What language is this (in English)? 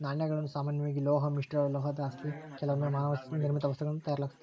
Kannada